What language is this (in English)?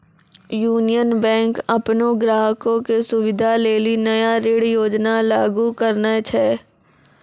Maithili